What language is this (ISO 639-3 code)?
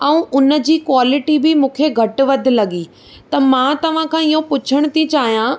snd